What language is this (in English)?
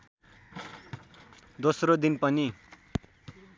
Nepali